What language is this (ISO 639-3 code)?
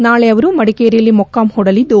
kan